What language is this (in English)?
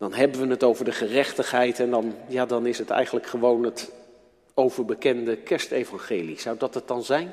Dutch